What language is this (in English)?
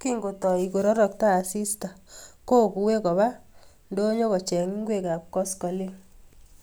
Kalenjin